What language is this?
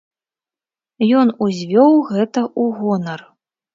Belarusian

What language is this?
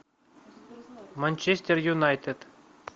Russian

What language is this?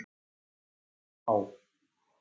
Icelandic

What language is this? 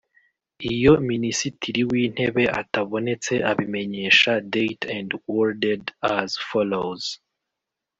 Kinyarwanda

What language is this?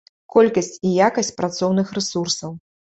Belarusian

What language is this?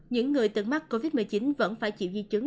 Vietnamese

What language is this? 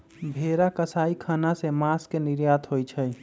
Magahi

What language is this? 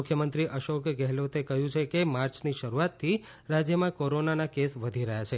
Gujarati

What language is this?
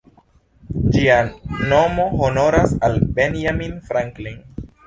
Esperanto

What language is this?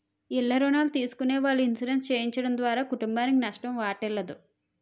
Telugu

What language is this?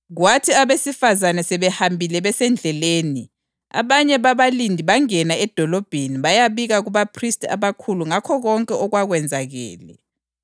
North Ndebele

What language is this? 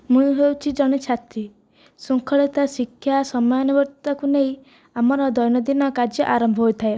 Odia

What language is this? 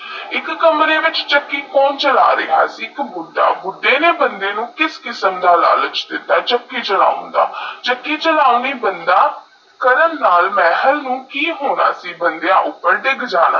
Punjabi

